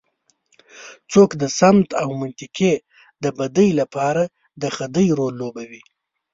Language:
Pashto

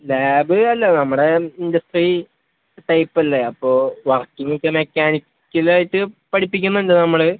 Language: Malayalam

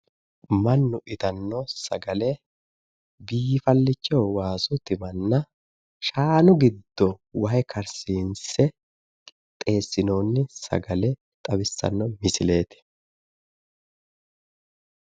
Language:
Sidamo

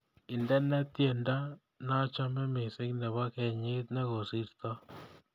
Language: Kalenjin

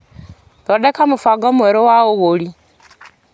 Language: Kikuyu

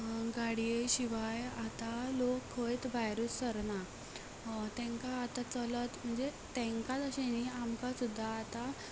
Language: Konkani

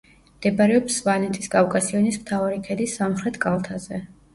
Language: Georgian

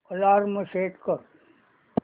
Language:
Marathi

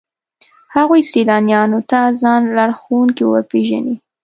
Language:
Pashto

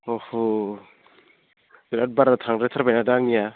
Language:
Bodo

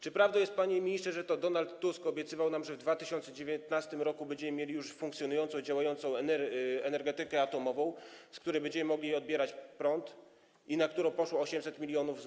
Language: Polish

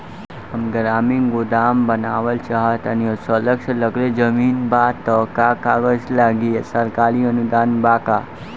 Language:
Bhojpuri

